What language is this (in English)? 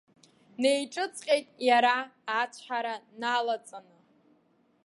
Abkhazian